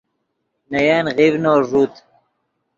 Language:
Yidgha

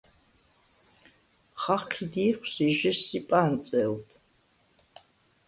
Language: Svan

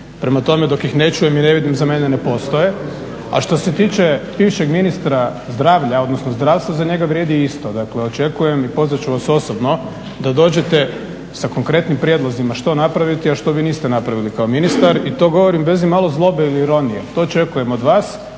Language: Croatian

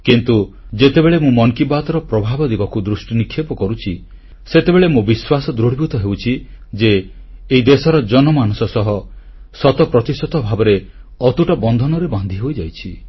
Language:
Odia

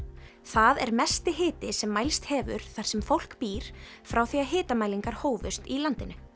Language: Icelandic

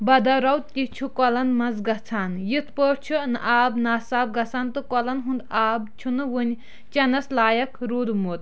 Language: Kashmiri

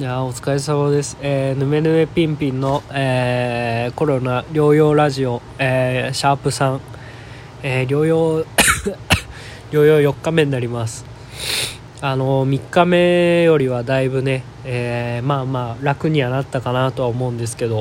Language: Japanese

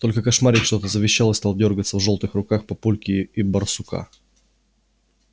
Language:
Russian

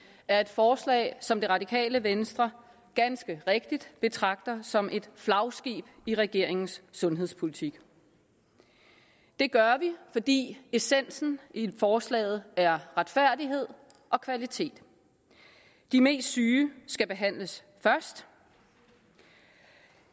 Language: Danish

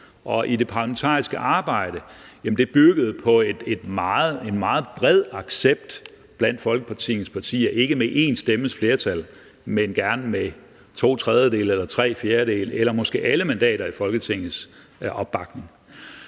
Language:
Danish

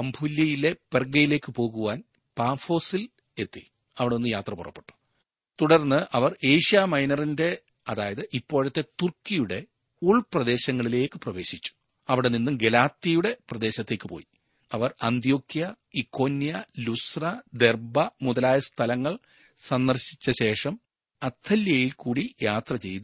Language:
Malayalam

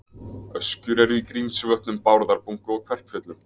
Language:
Icelandic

